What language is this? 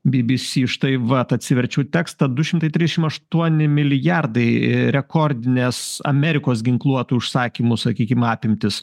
Lithuanian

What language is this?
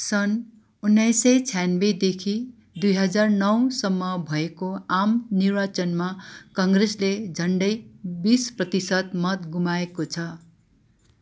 Nepali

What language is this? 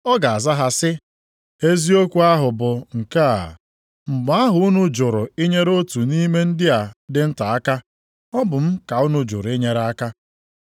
Igbo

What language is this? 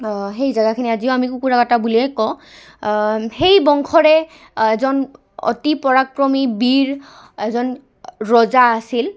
Assamese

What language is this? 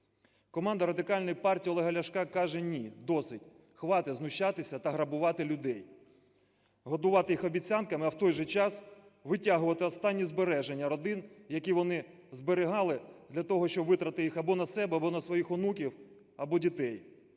Ukrainian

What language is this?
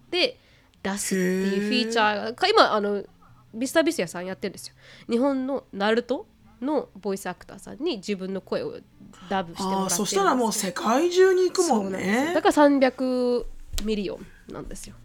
Japanese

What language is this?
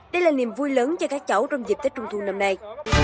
Vietnamese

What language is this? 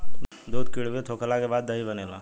Bhojpuri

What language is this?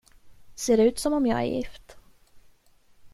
Swedish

